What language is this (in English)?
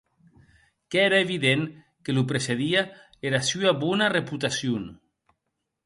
Occitan